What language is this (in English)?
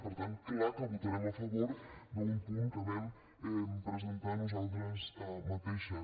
Catalan